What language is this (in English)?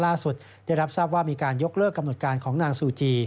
Thai